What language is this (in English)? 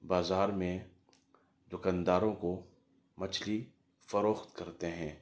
Urdu